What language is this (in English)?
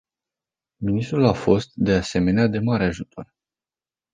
Romanian